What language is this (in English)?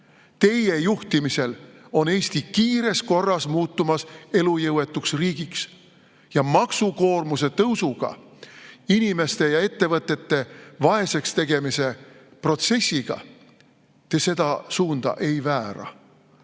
Estonian